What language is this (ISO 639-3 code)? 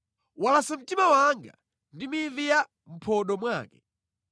nya